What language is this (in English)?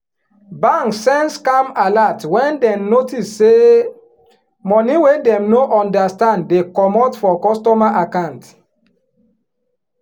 Nigerian Pidgin